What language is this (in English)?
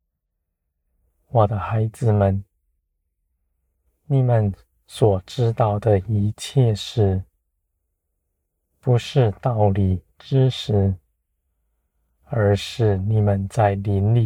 Chinese